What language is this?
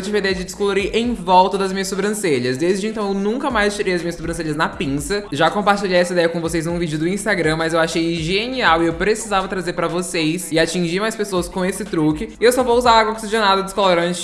Portuguese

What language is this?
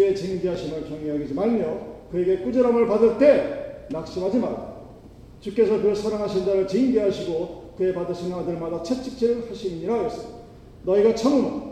Korean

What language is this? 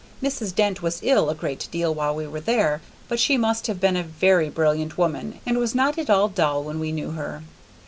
English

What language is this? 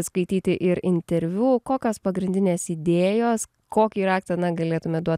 Lithuanian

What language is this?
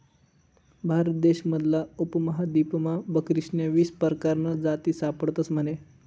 Marathi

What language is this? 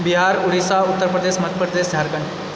Maithili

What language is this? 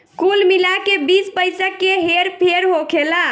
Bhojpuri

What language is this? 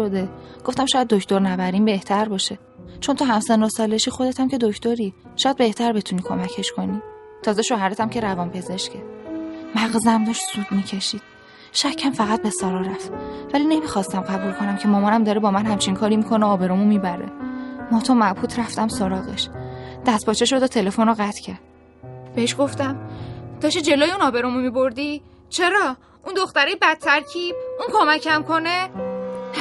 Persian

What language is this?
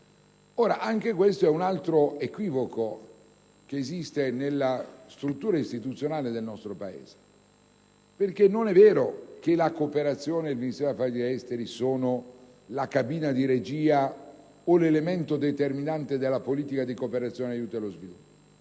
Italian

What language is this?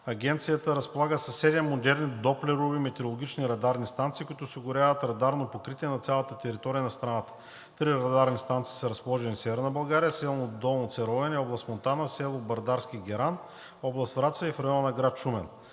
Bulgarian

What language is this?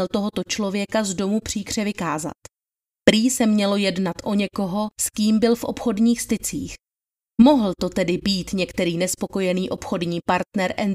Czech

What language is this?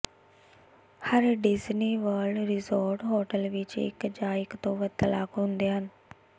Punjabi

